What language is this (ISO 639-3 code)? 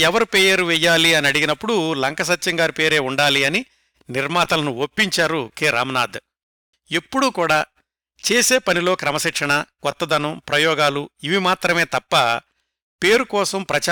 tel